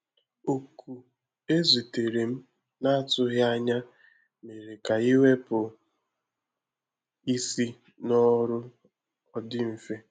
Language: Igbo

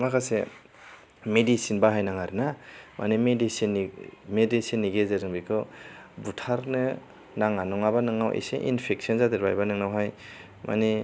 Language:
Bodo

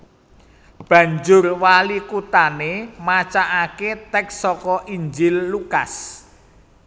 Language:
Javanese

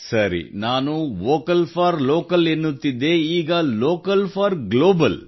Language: Kannada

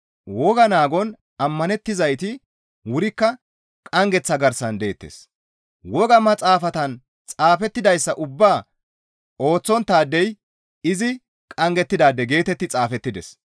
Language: Gamo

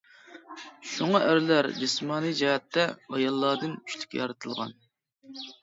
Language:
Uyghur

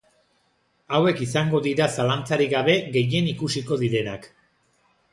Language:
Basque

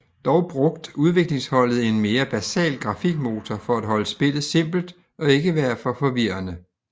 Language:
Danish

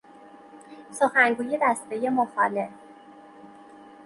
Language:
Persian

